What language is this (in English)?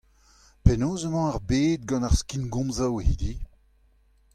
Breton